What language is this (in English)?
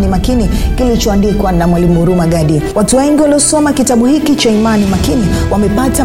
Swahili